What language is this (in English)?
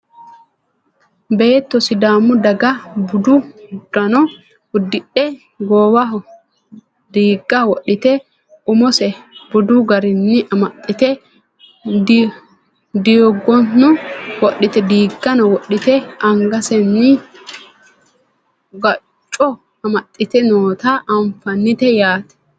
Sidamo